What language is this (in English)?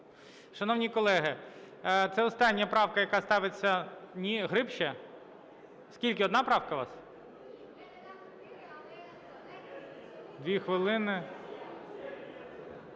Ukrainian